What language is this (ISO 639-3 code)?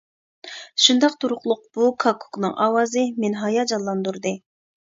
uig